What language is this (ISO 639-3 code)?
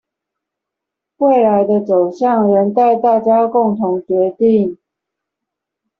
zho